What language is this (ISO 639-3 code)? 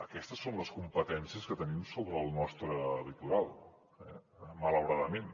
cat